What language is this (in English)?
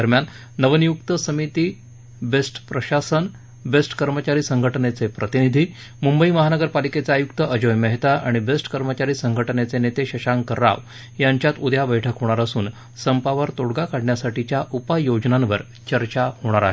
Marathi